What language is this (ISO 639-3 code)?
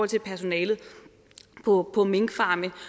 dan